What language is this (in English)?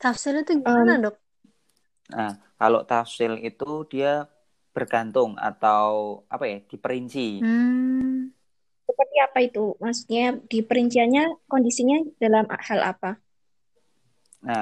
Indonesian